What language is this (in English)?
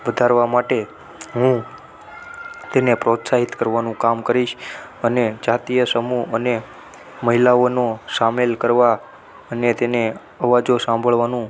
Gujarati